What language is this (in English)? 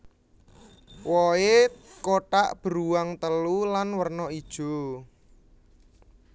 Javanese